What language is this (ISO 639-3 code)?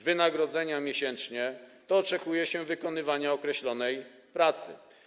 pol